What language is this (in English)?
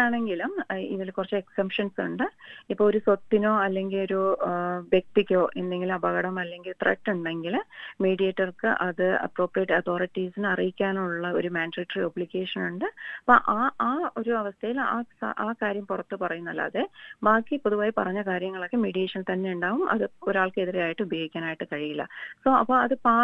Malayalam